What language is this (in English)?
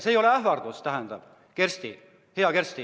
Estonian